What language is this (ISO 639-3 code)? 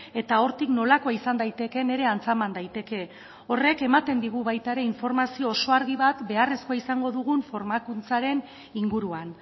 eus